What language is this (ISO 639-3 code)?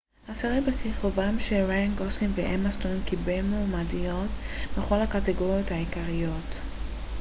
heb